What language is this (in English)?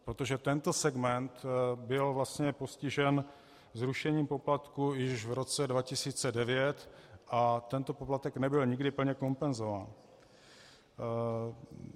Czech